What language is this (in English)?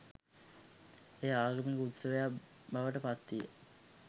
Sinhala